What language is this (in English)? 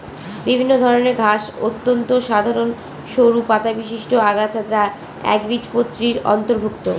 Bangla